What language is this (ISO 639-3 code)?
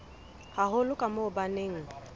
sot